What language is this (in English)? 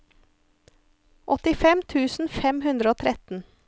Norwegian